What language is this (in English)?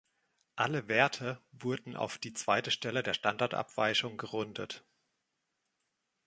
German